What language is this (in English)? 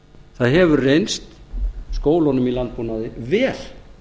Icelandic